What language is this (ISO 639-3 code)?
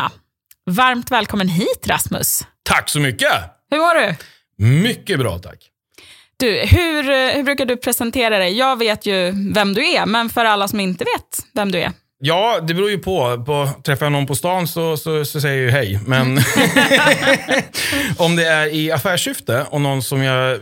swe